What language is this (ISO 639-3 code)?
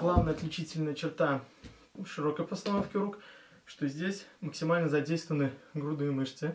rus